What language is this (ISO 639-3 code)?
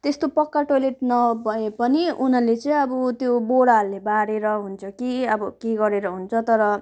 nep